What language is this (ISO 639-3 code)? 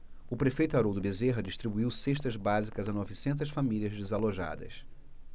por